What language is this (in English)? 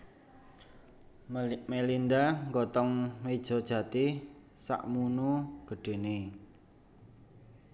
Javanese